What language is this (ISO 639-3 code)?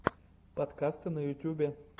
rus